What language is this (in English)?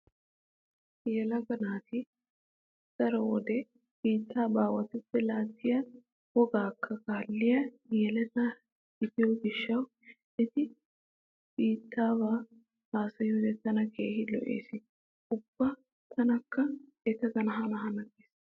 Wolaytta